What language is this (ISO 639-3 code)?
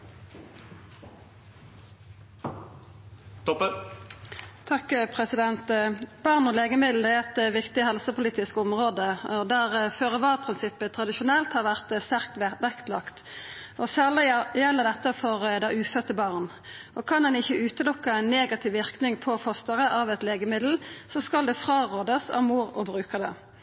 nor